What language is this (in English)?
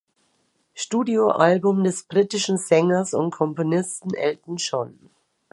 German